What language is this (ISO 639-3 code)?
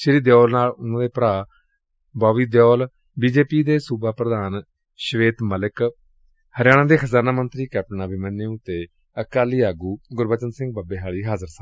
pan